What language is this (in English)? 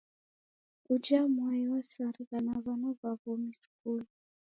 Taita